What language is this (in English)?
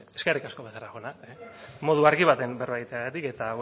Basque